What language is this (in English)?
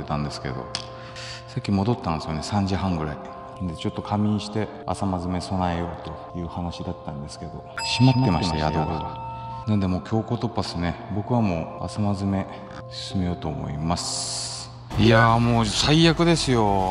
Japanese